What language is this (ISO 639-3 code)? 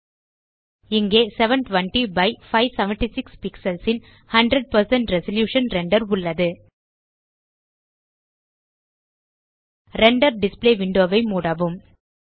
tam